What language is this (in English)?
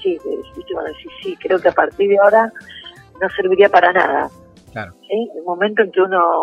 Spanish